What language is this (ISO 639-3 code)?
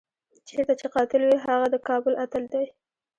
pus